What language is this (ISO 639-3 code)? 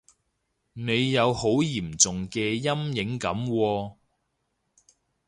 yue